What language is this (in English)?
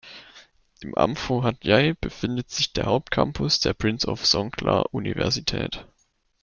German